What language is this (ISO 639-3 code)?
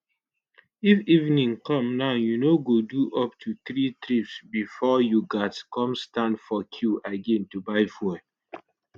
pcm